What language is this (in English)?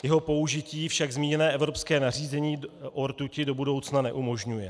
Czech